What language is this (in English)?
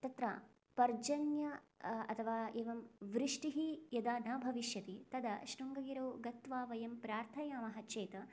Sanskrit